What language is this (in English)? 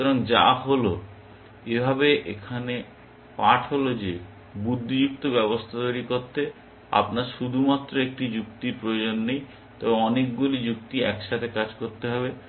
Bangla